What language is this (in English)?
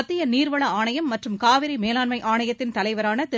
Tamil